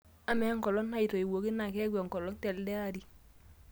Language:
Masai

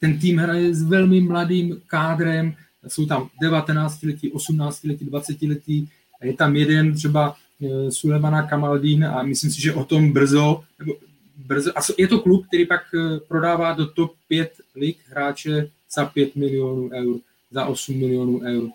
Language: Czech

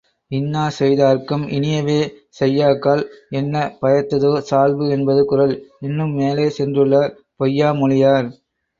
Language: Tamil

